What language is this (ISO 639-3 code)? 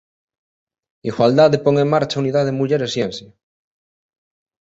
glg